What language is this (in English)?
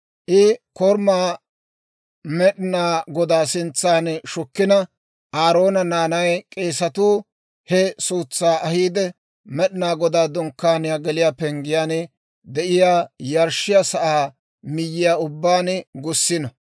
Dawro